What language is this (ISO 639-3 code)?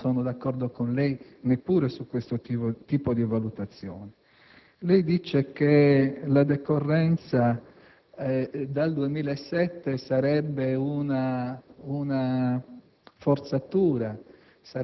ita